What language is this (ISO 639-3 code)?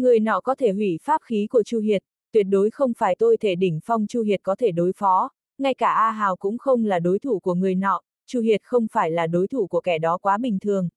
vie